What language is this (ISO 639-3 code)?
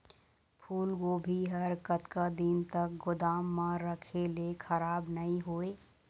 hne